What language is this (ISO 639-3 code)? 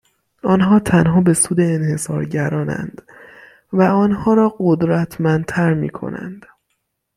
fas